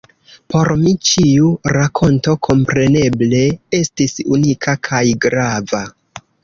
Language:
Esperanto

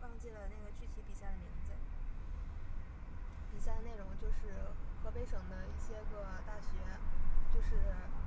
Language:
Chinese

